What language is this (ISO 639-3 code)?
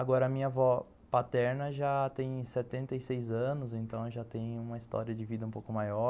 por